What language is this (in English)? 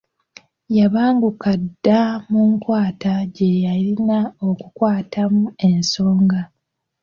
Ganda